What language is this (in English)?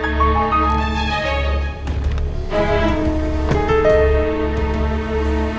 Indonesian